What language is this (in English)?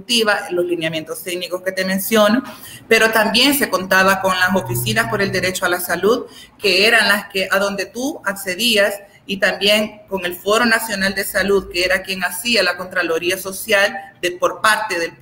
Spanish